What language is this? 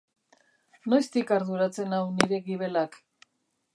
Basque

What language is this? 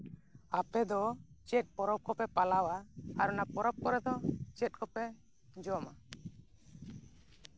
Santali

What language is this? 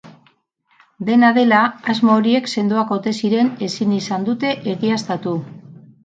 Basque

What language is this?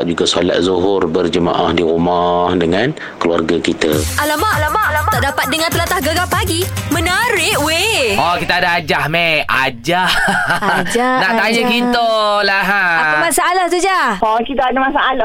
Malay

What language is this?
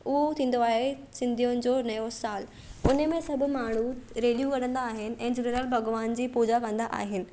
Sindhi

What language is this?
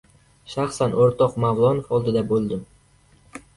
Uzbek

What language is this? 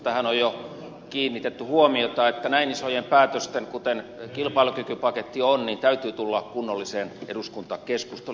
Finnish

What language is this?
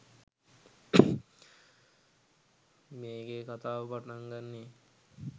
Sinhala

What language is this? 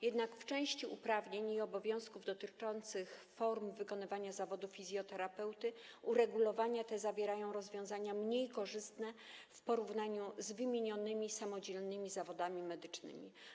Polish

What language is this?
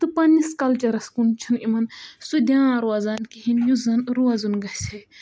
Kashmiri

